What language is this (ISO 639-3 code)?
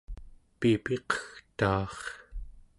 esu